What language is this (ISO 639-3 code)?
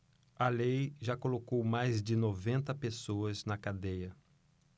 por